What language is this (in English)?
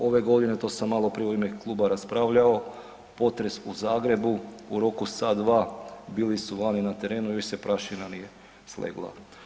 Croatian